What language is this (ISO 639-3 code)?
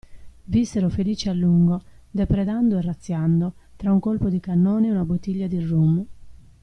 ita